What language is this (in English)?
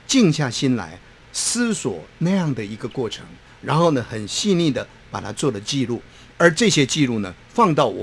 Chinese